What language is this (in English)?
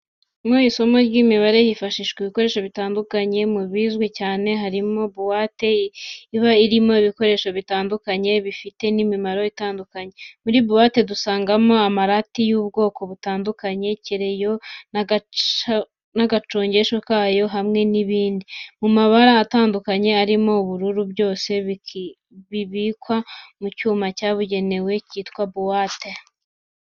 Kinyarwanda